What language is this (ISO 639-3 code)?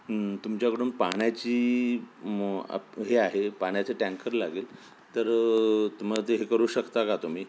mar